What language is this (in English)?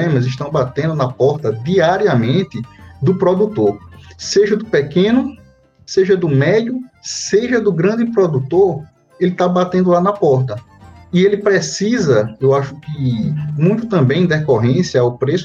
Portuguese